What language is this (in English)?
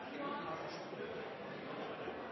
Norwegian Nynorsk